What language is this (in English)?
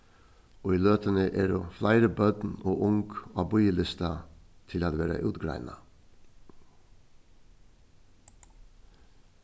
Faroese